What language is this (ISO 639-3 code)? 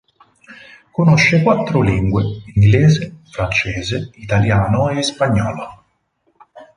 ita